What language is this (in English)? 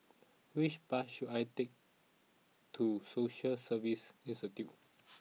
English